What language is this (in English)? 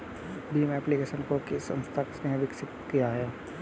Hindi